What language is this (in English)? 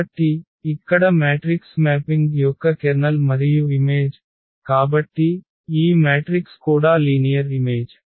Telugu